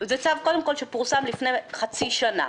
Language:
Hebrew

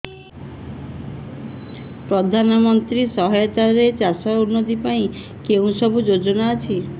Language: Odia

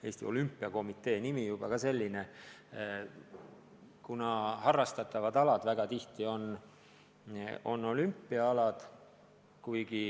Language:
Estonian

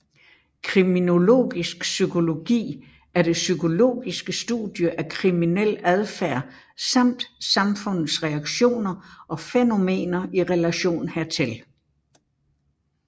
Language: Danish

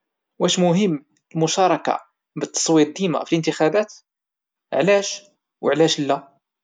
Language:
Moroccan Arabic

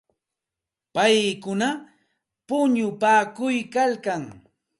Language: Santa Ana de Tusi Pasco Quechua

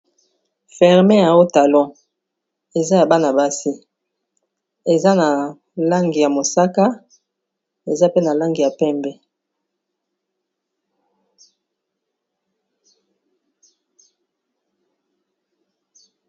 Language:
Lingala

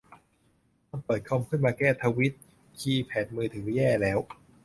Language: Thai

